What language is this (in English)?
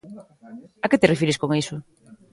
Galician